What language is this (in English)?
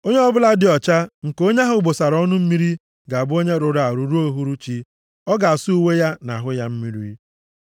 Igbo